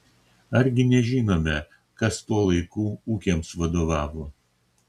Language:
Lithuanian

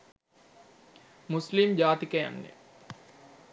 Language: Sinhala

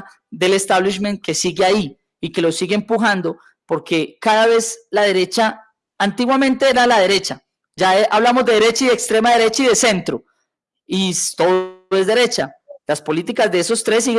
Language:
Spanish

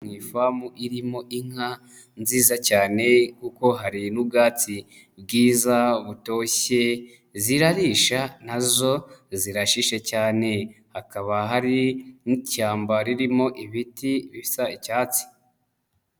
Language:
Kinyarwanda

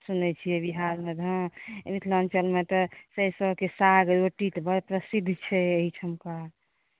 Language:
Maithili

